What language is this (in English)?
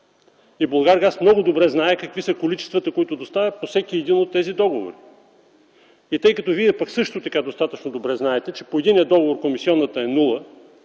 Bulgarian